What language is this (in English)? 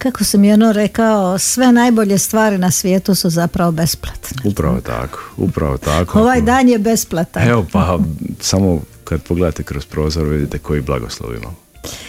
Croatian